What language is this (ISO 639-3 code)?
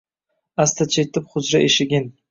uzb